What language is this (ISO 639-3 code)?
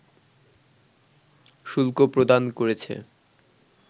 ben